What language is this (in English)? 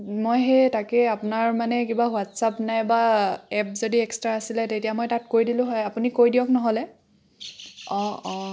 Assamese